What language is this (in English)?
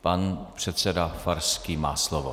Czech